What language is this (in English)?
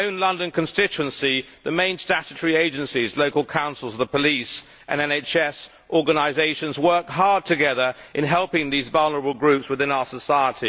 English